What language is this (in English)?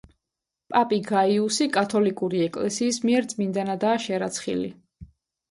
Georgian